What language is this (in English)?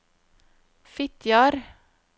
Norwegian